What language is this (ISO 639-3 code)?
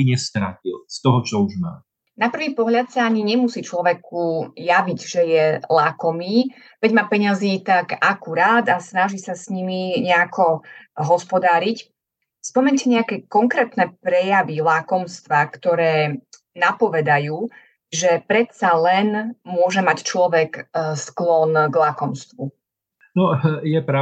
slk